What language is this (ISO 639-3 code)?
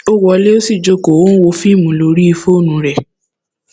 yor